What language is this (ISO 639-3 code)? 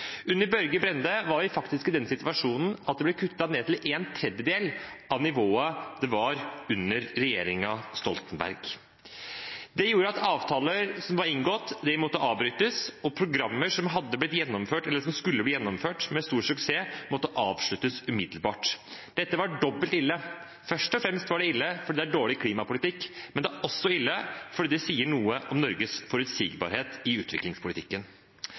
nob